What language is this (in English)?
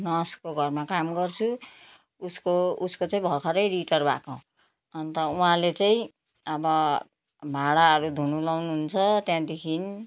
Nepali